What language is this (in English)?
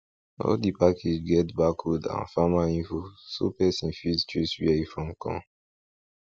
Nigerian Pidgin